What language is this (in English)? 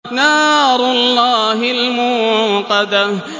Arabic